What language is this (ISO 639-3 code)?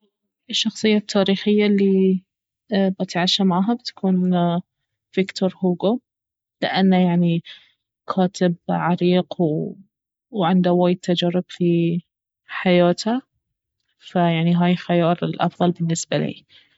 abv